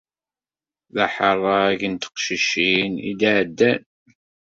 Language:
Kabyle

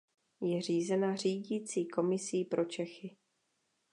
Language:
Czech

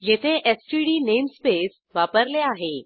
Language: Marathi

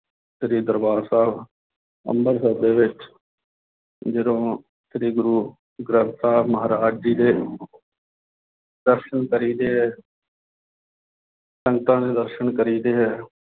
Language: Punjabi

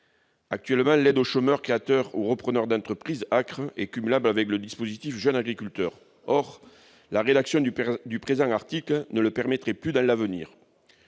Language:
French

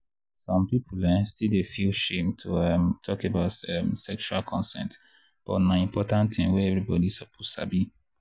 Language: Nigerian Pidgin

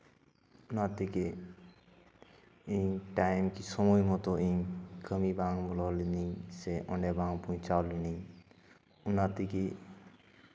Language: Santali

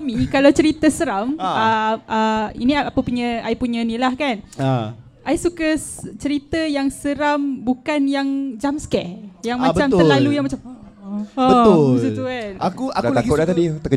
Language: Malay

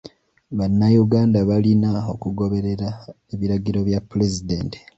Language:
Ganda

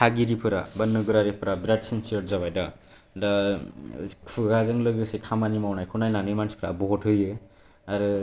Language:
Bodo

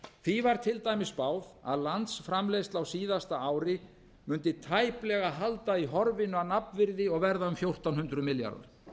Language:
Icelandic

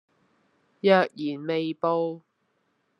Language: Cantonese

